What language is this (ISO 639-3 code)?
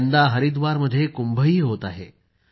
mar